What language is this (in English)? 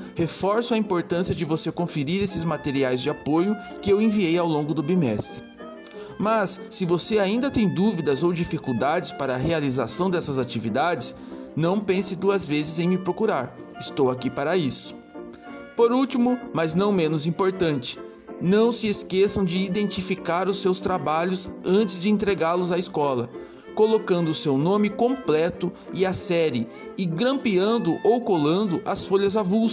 Portuguese